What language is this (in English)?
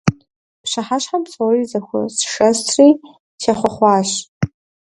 Kabardian